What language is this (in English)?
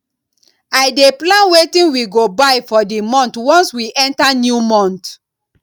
Nigerian Pidgin